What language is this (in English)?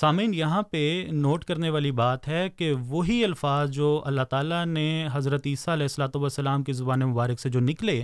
Urdu